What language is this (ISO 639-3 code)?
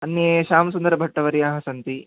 san